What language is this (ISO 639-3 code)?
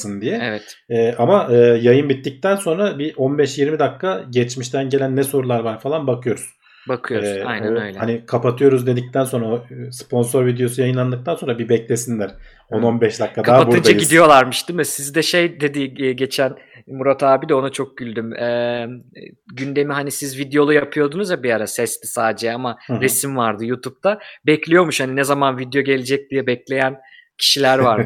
tur